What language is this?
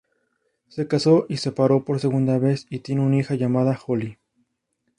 Spanish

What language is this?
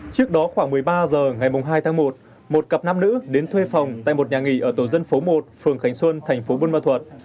Vietnamese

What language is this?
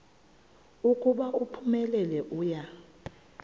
Xhosa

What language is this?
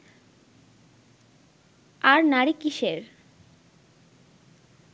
Bangla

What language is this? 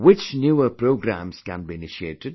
English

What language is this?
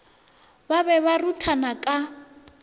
Northern Sotho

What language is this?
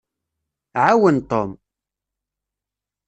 Kabyle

